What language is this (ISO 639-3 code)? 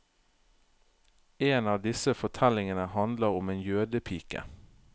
nor